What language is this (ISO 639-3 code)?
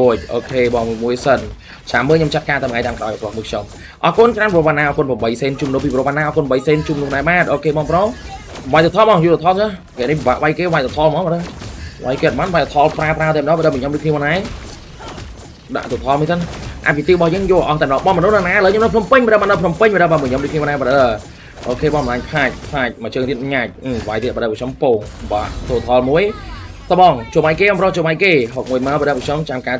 vie